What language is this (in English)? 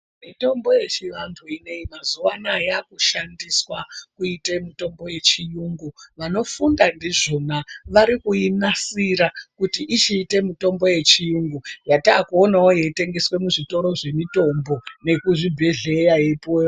Ndau